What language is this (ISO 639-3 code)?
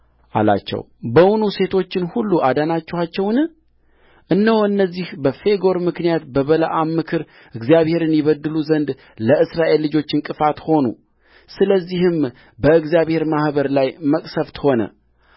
amh